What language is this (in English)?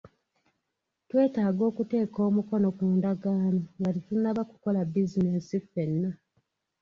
Ganda